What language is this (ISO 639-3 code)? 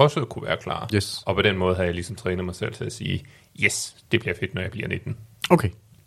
dan